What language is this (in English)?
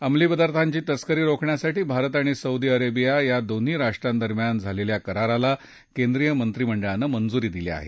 Marathi